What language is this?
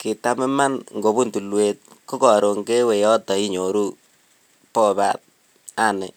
Kalenjin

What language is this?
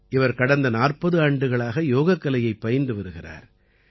Tamil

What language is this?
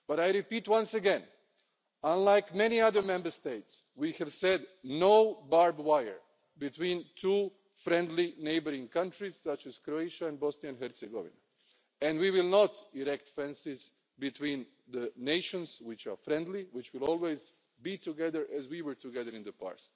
English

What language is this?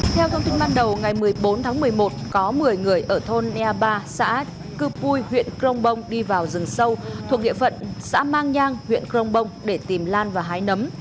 Vietnamese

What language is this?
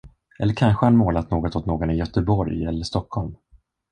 Swedish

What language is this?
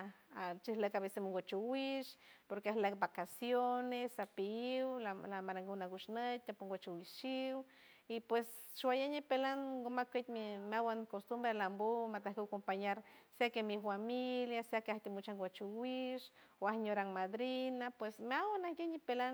San Francisco Del Mar Huave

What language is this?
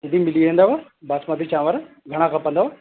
Sindhi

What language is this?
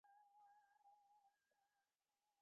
Bangla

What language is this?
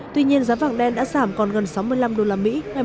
Vietnamese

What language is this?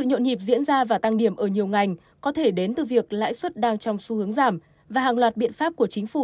Vietnamese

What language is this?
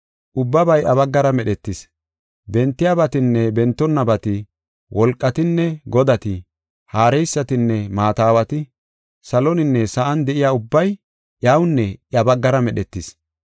Gofa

